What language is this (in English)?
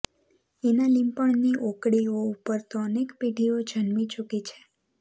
Gujarati